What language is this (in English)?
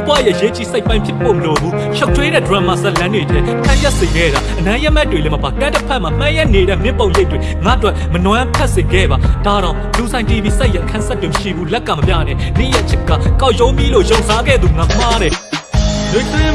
Burmese